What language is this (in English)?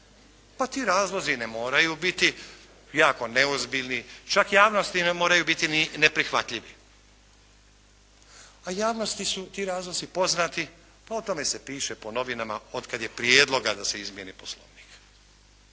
Croatian